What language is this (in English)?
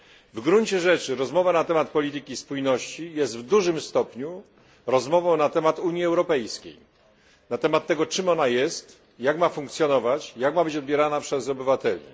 Polish